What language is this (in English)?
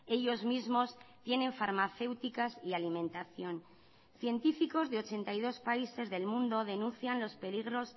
Spanish